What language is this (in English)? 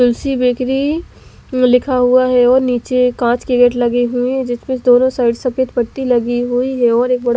Hindi